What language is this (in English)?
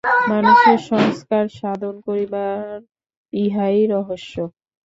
Bangla